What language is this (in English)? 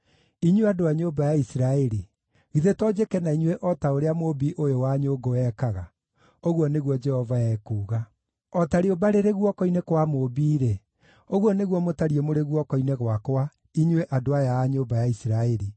Kikuyu